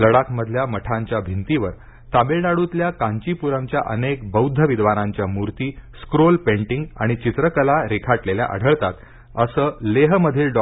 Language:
Marathi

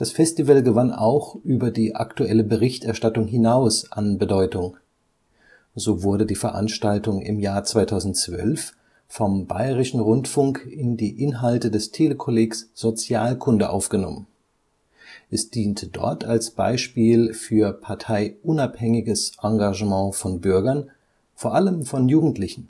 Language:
German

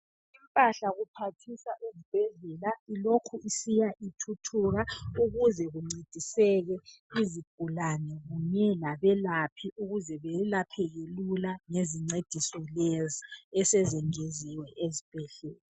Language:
North Ndebele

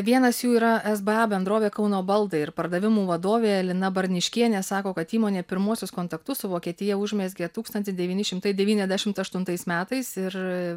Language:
Lithuanian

